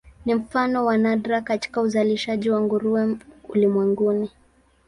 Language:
Swahili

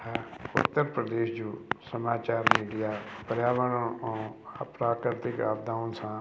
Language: Sindhi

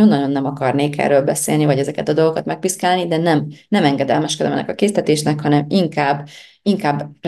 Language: Hungarian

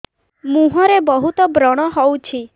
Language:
Odia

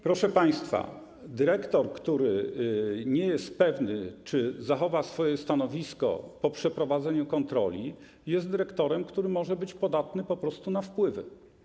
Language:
Polish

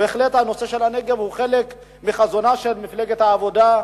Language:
Hebrew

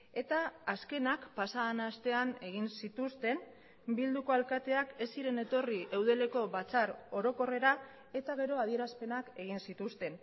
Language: Basque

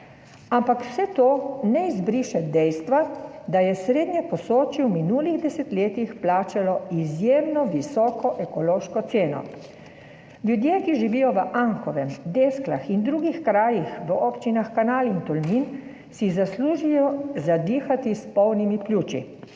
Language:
Slovenian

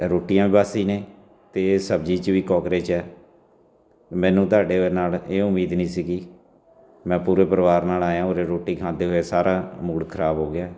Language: Punjabi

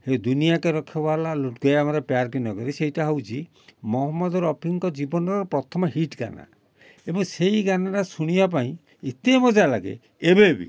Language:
Odia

